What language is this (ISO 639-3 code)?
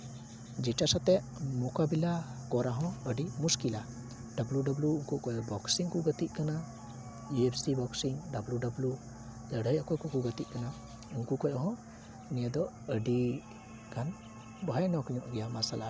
sat